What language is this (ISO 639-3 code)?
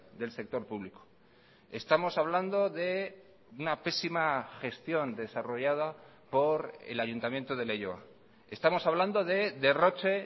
spa